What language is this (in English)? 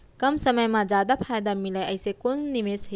Chhattisgarhi